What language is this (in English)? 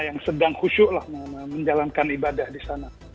Indonesian